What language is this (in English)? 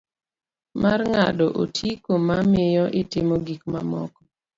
Luo (Kenya and Tanzania)